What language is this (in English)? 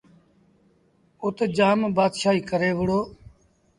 Sindhi Bhil